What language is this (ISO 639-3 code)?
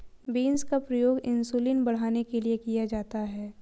hin